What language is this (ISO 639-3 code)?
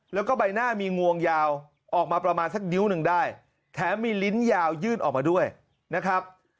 tha